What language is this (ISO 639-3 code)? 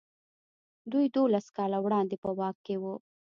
pus